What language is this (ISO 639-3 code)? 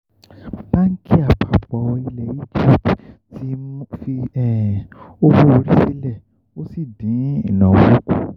yor